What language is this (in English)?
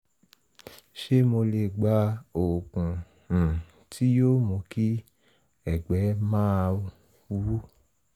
Yoruba